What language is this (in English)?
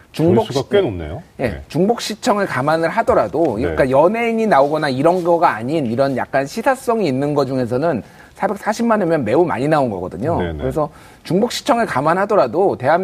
Korean